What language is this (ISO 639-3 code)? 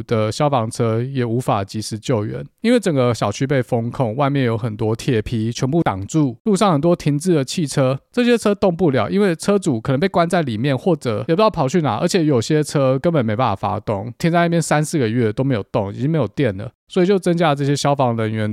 zho